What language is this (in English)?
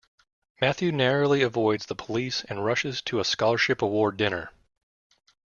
English